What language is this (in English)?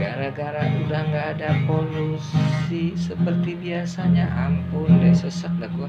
Indonesian